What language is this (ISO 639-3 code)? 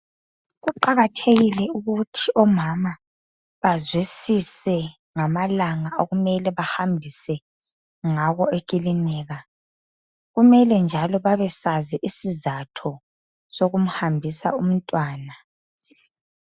nde